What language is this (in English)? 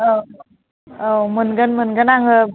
Bodo